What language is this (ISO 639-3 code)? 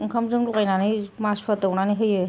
brx